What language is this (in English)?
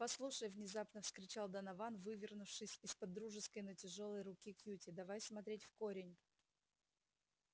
Russian